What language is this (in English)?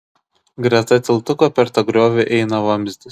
Lithuanian